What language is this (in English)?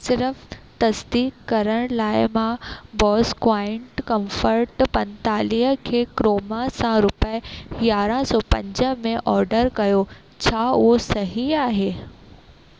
Sindhi